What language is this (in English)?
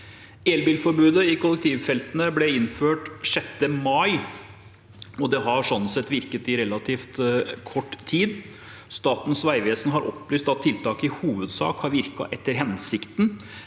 Norwegian